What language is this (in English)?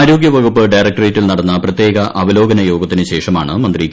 Malayalam